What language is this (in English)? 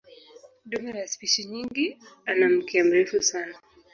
Swahili